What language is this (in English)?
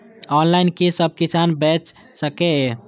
Maithili